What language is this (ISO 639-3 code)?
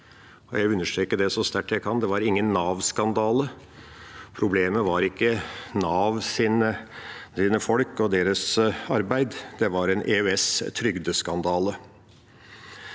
nor